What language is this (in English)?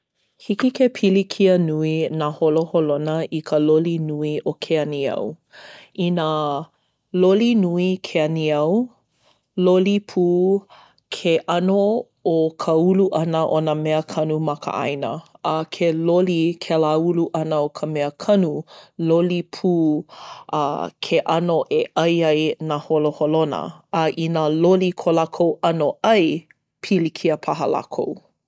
Hawaiian